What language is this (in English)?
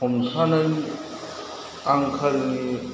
Bodo